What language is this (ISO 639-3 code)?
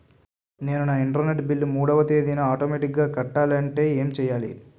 tel